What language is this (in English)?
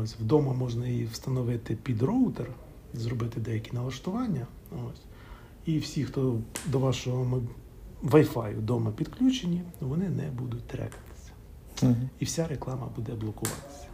Ukrainian